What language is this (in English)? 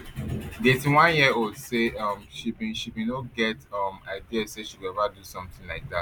Nigerian Pidgin